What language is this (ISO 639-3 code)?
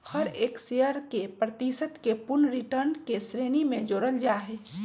mag